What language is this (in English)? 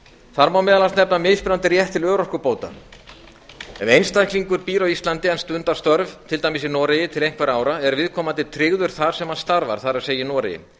Icelandic